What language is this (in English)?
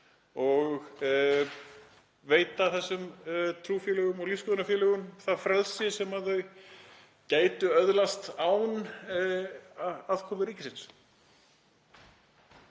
Icelandic